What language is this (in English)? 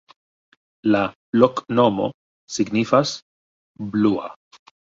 Esperanto